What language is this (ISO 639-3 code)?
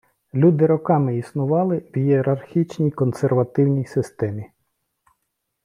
ukr